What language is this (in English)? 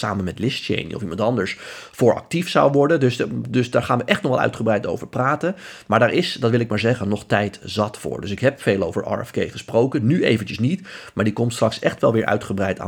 Dutch